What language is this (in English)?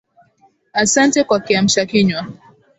Swahili